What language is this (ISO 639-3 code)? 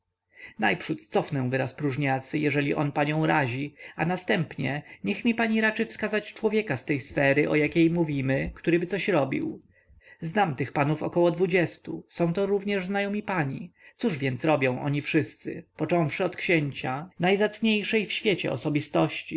pol